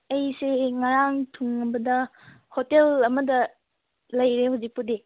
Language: Manipuri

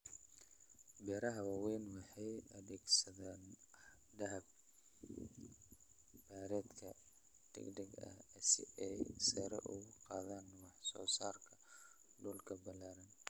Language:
Somali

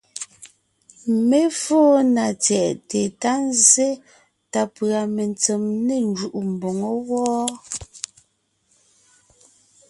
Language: Ngiemboon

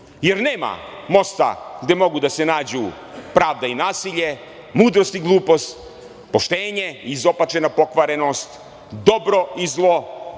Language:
Serbian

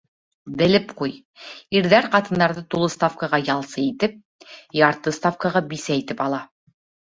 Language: Bashkir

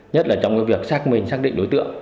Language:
Vietnamese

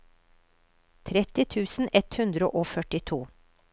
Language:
Norwegian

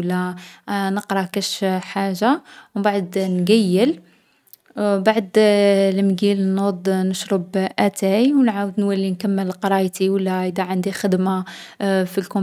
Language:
Algerian Arabic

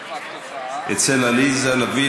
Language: Hebrew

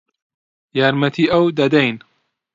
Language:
Central Kurdish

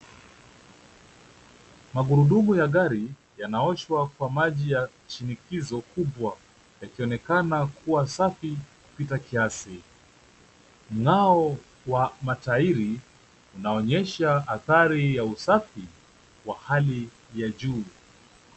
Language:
Swahili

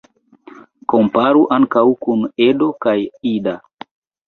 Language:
Esperanto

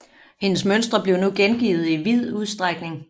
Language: Danish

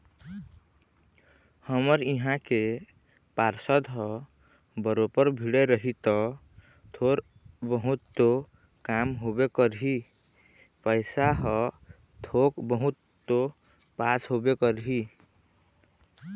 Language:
Chhattisgarhi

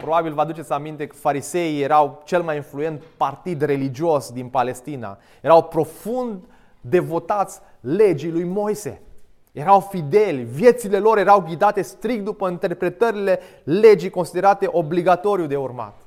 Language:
Romanian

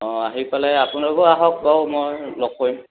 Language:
Assamese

